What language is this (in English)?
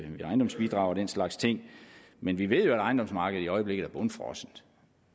Danish